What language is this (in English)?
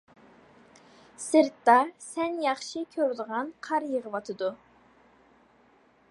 Uyghur